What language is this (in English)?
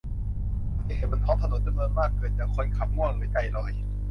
Thai